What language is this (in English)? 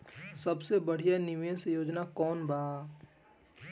Bhojpuri